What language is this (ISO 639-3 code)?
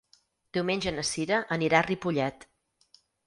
cat